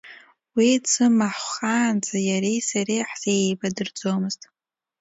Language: Abkhazian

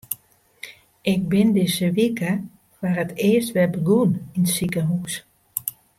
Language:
Western Frisian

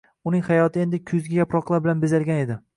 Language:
Uzbek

